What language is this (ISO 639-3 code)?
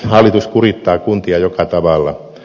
fin